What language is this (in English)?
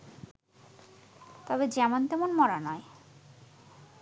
Bangla